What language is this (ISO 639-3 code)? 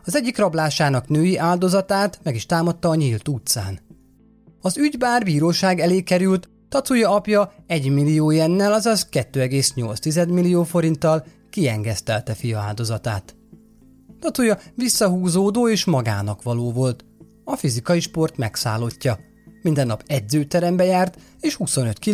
hun